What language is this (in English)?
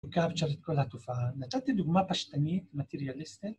Hebrew